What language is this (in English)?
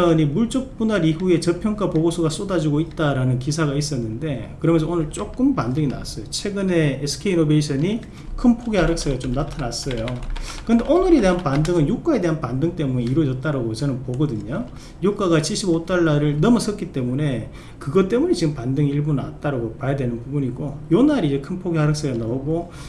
Korean